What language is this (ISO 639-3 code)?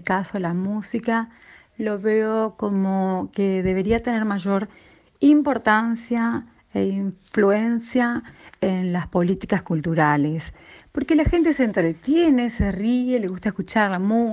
spa